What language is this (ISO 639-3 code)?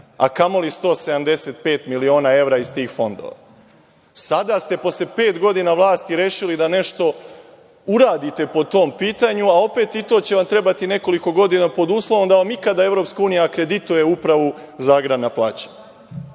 srp